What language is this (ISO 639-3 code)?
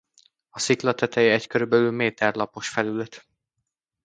hun